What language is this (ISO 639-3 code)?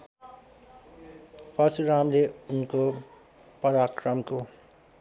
nep